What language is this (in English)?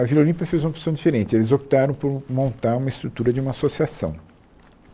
Portuguese